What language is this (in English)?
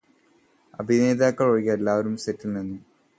Malayalam